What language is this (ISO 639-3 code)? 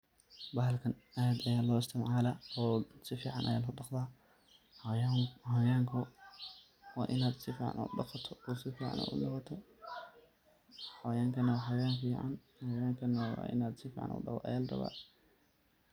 som